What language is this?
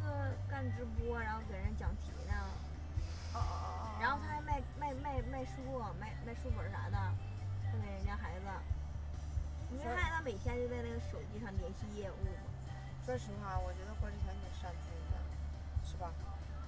Chinese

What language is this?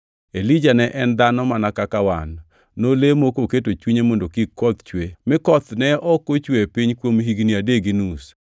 Luo (Kenya and Tanzania)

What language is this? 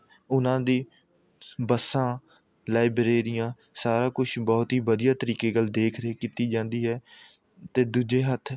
Punjabi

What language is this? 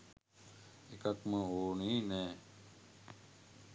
Sinhala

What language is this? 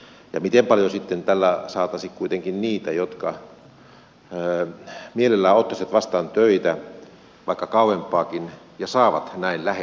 Finnish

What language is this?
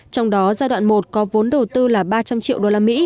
Vietnamese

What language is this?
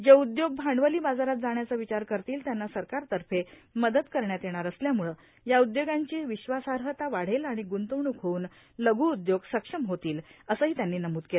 Marathi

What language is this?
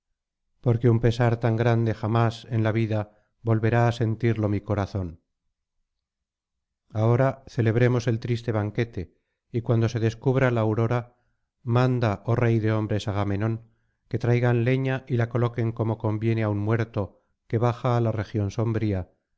Spanish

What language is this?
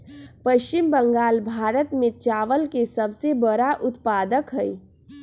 Magahi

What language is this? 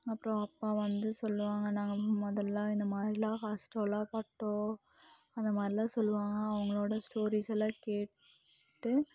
Tamil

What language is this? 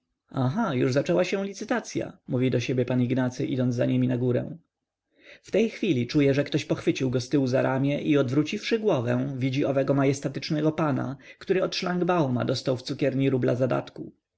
Polish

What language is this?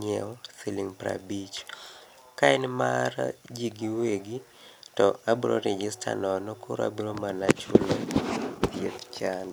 Luo (Kenya and Tanzania)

